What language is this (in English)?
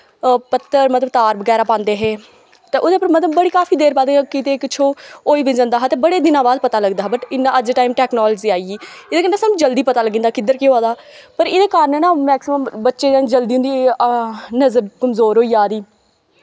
Dogri